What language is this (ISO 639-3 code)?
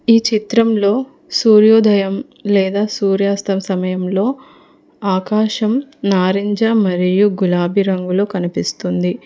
tel